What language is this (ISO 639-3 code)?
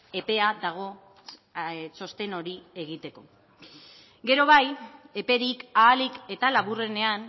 eus